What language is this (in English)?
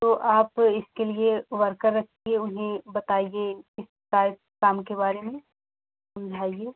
Hindi